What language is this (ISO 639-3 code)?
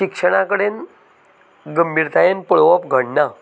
kok